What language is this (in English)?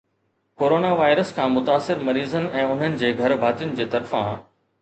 Sindhi